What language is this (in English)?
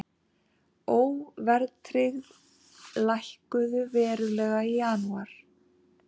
Icelandic